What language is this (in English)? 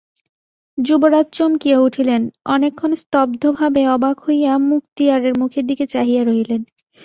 Bangla